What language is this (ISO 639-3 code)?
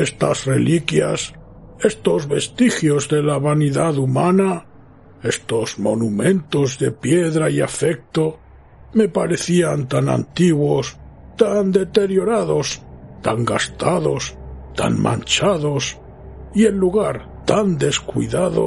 spa